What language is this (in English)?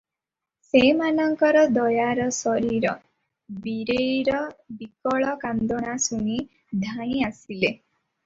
Odia